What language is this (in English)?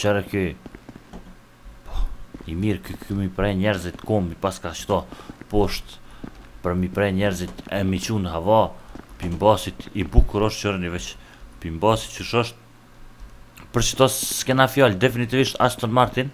Romanian